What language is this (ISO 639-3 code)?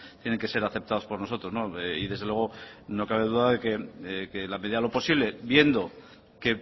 spa